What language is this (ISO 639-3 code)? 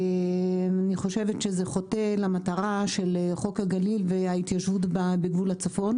heb